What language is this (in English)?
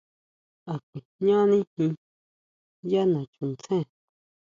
Huautla Mazatec